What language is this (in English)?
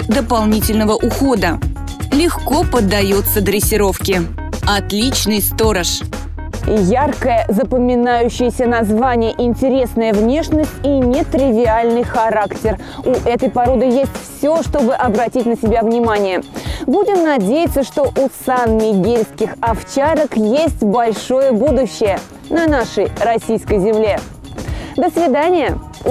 Russian